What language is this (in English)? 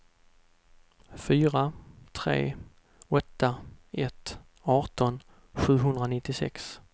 Swedish